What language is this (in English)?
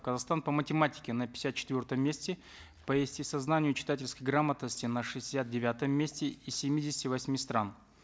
Kazakh